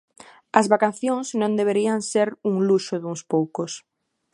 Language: Galician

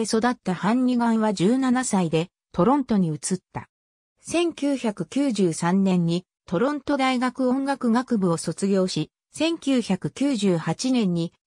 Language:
Japanese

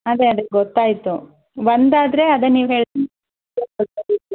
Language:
Kannada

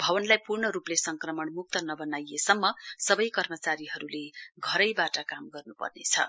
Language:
Nepali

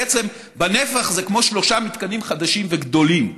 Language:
Hebrew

